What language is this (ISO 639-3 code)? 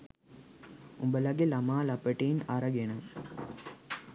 sin